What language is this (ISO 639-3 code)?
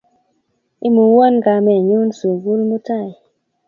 kln